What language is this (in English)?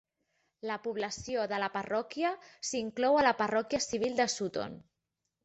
Catalan